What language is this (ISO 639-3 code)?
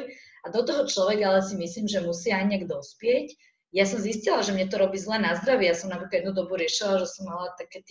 slk